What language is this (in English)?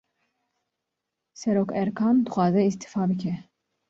Kurdish